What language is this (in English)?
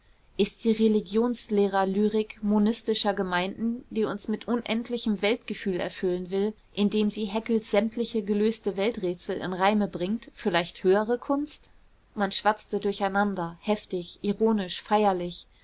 German